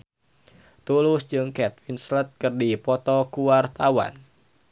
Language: Sundanese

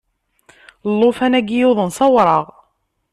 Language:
Kabyle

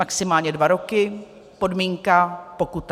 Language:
Czech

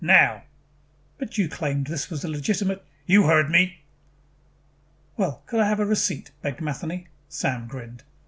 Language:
English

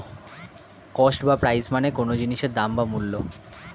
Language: Bangla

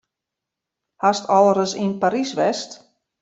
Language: Western Frisian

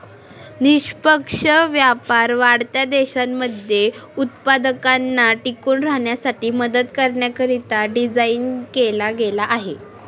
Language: Marathi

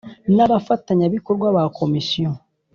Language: Kinyarwanda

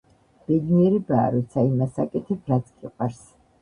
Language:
Georgian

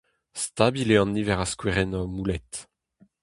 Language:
Breton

